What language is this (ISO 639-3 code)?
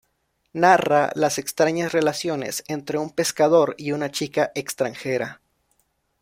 spa